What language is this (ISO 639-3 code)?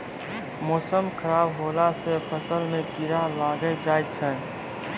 mai